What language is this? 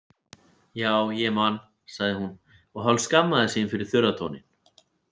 Icelandic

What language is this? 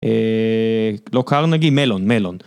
Hebrew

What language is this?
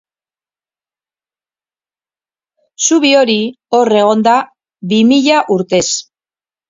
Basque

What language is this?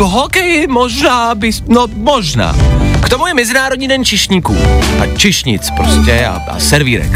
Czech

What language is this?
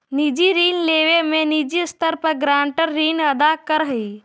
Magahi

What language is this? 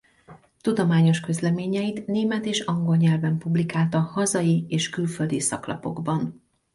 Hungarian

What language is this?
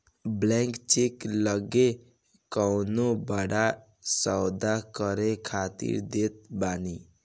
Bhojpuri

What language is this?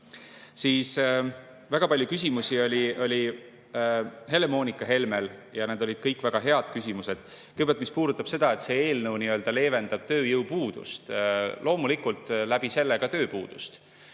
Estonian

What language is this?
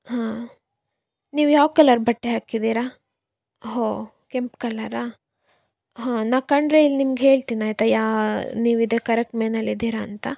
Kannada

